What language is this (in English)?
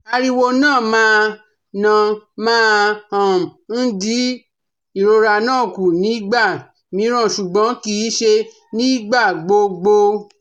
Yoruba